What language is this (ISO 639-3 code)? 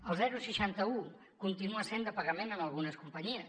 cat